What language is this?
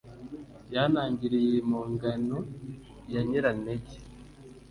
Kinyarwanda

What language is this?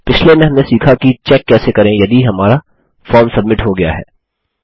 Hindi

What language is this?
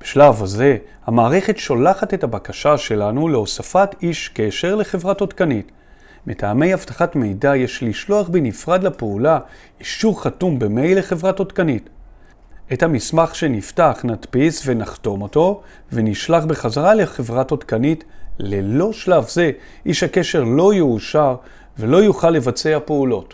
Hebrew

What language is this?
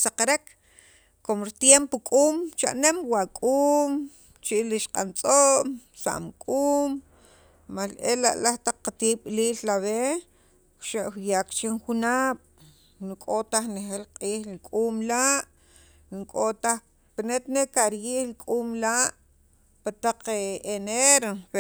Sacapulteco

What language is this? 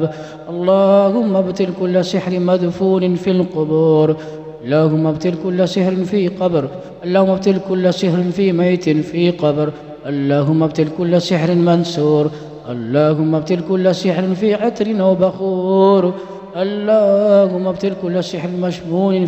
Arabic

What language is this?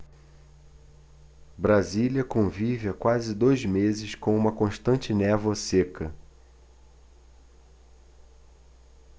Portuguese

